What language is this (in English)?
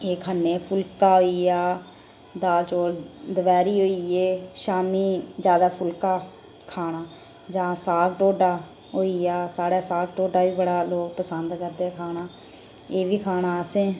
Dogri